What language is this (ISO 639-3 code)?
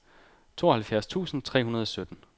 dan